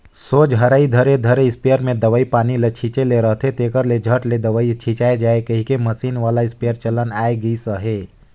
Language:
Chhattisgarhi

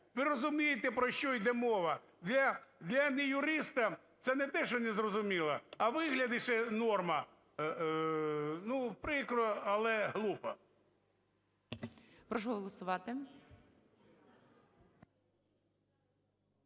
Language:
Ukrainian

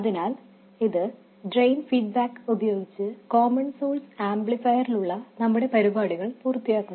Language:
Malayalam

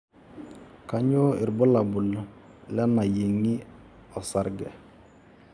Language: Masai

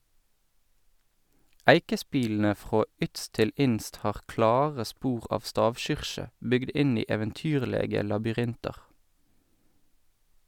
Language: Norwegian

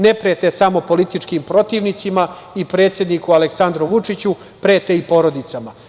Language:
Serbian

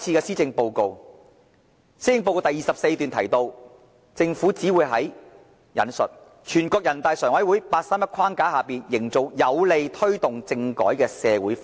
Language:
Cantonese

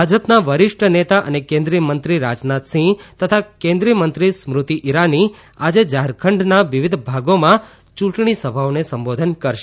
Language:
Gujarati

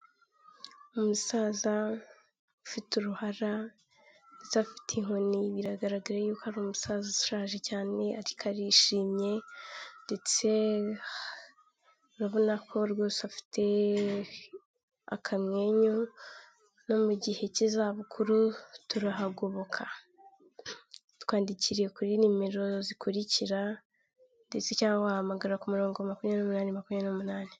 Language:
Kinyarwanda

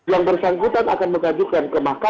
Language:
Indonesian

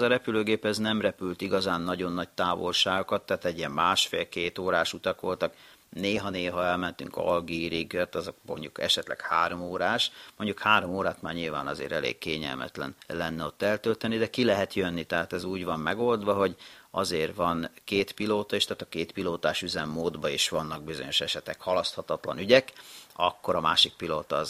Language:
Hungarian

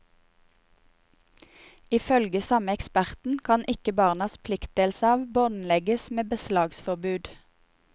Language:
Norwegian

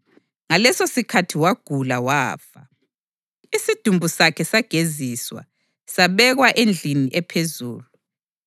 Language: North Ndebele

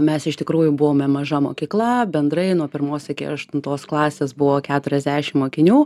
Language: Lithuanian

